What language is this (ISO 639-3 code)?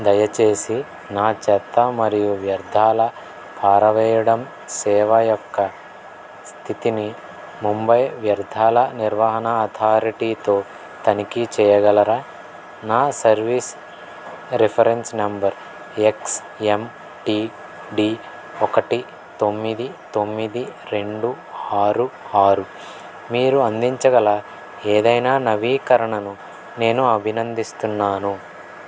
tel